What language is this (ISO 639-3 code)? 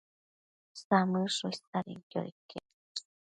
mcf